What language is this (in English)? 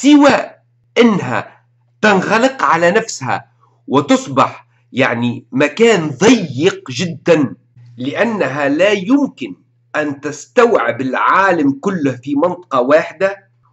Arabic